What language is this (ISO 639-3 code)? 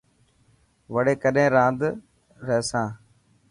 mki